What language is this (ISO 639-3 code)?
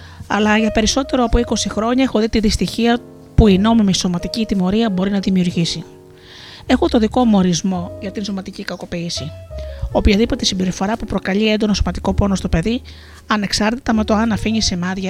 ell